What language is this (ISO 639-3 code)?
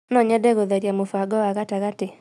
kik